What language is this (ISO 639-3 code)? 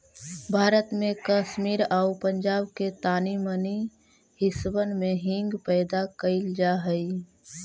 mag